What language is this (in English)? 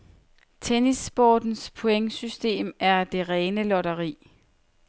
Danish